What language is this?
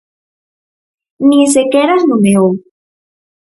Galician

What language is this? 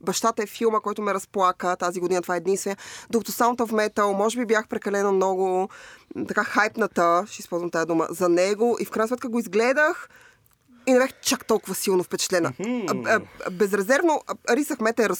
Bulgarian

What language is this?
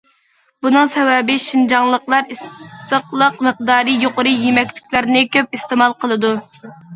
Uyghur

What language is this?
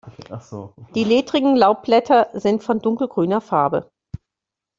German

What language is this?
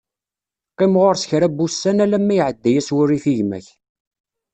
Kabyle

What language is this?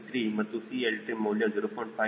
Kannada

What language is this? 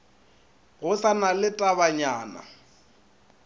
Northern Sotho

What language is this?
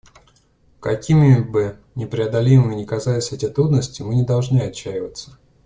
Russian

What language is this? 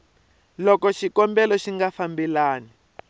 Tsonga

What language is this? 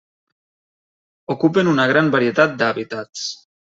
Catalan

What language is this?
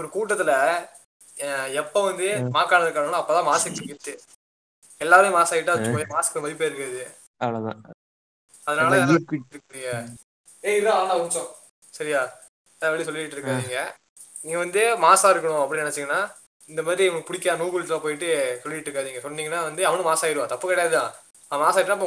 Tamil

